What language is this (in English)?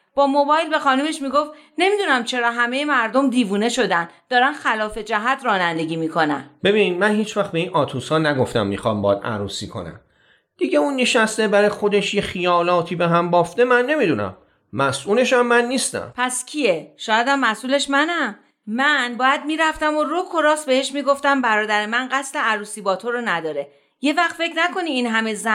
Persian